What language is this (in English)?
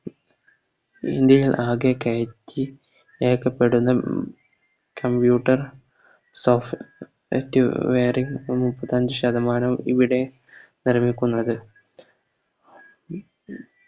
Malayalam